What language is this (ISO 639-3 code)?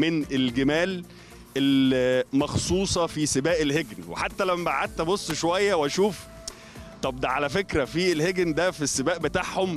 ara